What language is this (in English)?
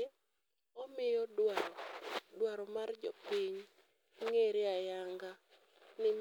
Luo (Kenya and Tanzania)